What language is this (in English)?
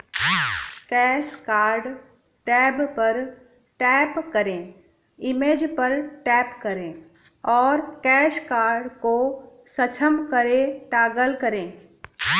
Hindi